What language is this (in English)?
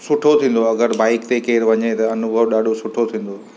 Sindhi